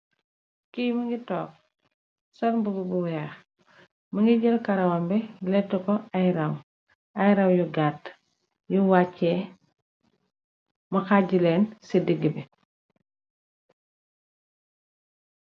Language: Wolof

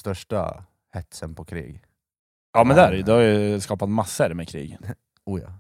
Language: Swedish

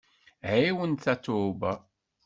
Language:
Kabyle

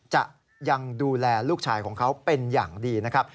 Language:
Thai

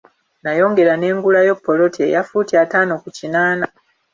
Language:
Ganda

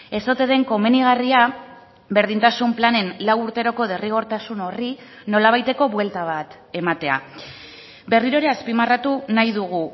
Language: Basque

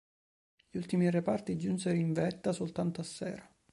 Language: Italian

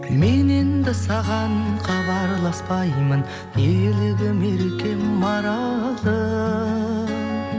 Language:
Kazakh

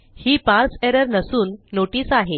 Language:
Marathi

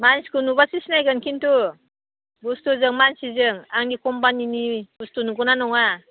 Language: Bodo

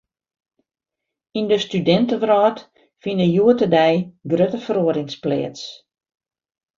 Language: Western Frisian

